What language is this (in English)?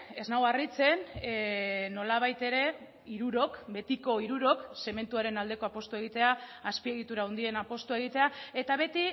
Basque